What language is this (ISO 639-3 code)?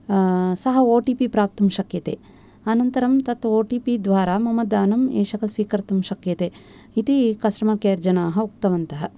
san